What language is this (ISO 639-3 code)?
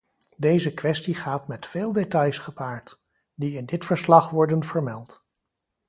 nld